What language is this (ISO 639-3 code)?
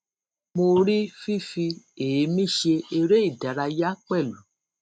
yor